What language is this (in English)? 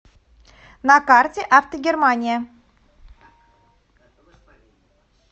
Russian